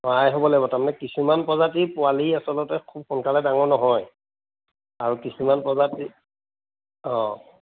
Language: Assamese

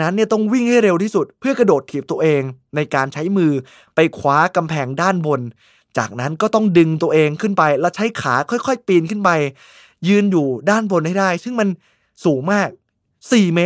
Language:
Thai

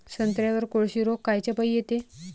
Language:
Marathi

